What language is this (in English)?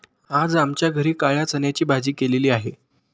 Marathi